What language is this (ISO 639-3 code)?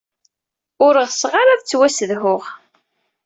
kab